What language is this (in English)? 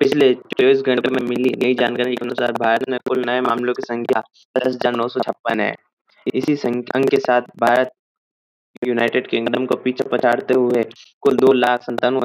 Hindi